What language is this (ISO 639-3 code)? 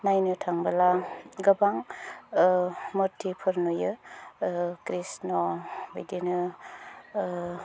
brx